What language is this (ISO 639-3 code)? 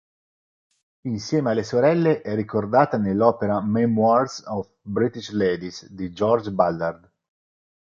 ita